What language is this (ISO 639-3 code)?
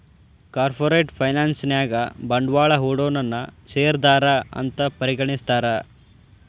kan